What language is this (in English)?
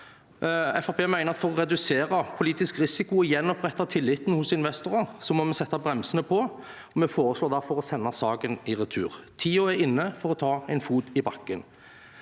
Norwegian